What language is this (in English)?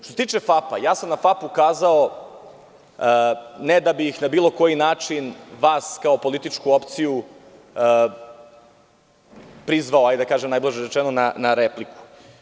Serbian